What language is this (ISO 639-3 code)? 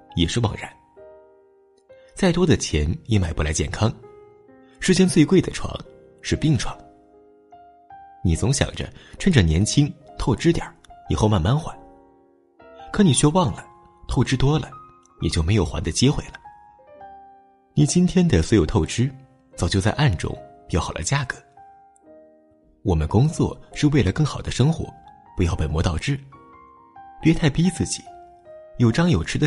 zho